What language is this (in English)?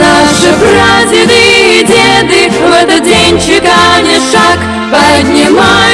Turkish